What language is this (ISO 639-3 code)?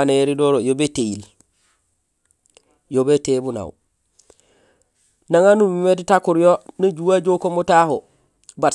gsl